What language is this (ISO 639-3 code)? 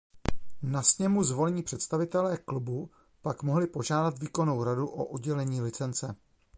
ces